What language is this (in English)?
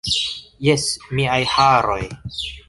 Esperanto